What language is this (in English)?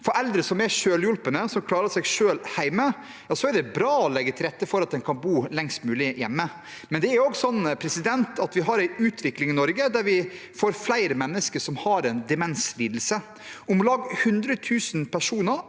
Norwegian